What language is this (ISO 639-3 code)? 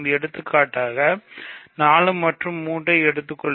tam